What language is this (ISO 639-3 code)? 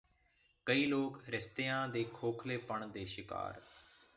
pan